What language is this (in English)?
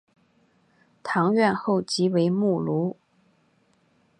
Chinese